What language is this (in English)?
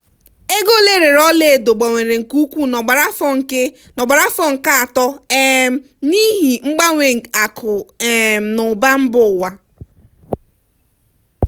Igbo